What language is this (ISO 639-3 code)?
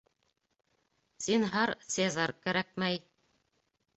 bak